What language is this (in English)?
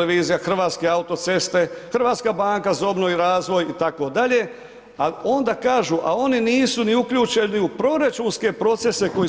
Croatian